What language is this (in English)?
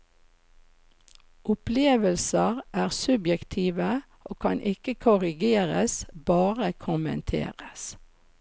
Norwegian